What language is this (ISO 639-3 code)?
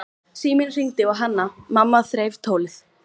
isl